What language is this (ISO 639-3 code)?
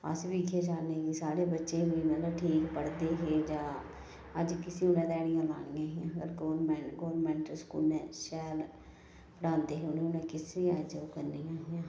doi